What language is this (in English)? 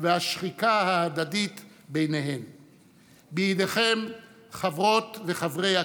Hebrew